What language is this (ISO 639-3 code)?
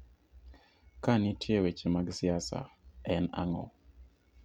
luo